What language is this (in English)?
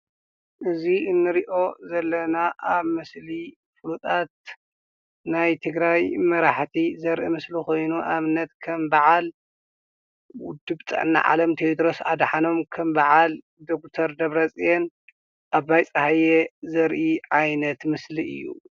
Tigrinya